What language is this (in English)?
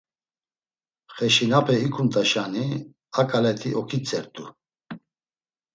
Laz